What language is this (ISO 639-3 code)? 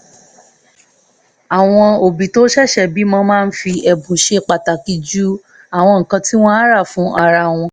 yor